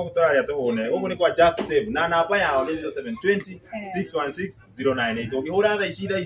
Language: French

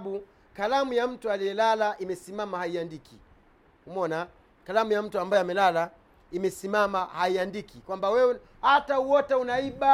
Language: Swahili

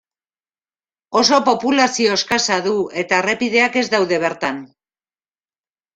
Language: Basque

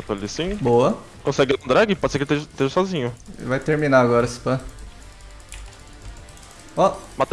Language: Portuguese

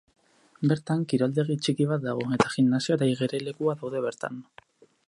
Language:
Basque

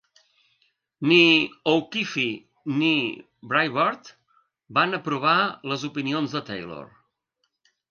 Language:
Catalan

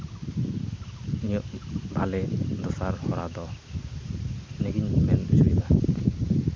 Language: Santali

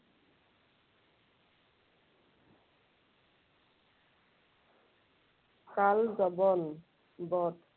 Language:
Assamese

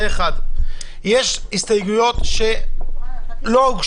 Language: Hebrew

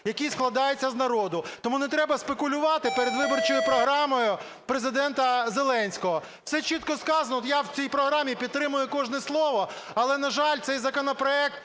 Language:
Ukrainian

